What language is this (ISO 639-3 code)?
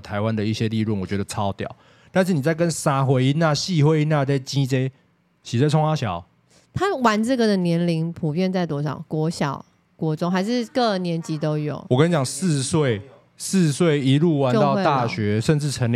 zho